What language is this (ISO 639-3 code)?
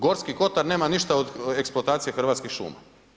hrv